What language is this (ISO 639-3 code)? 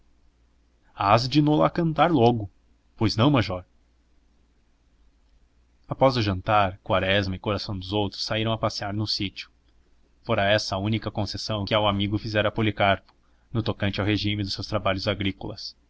por